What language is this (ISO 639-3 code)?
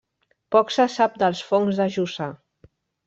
cat